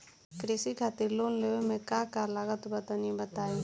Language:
Bhojpuri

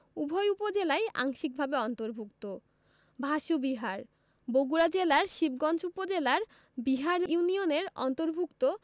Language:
Bangla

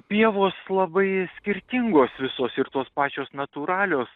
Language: Lithuanian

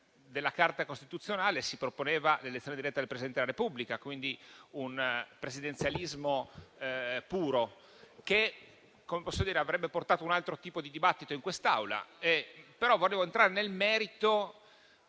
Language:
Italian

